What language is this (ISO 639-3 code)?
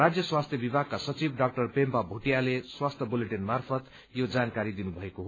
nep